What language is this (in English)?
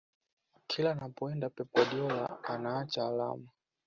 Swahili